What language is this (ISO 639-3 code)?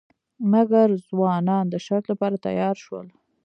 pus